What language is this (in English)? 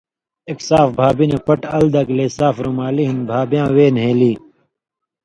Indus Kohistani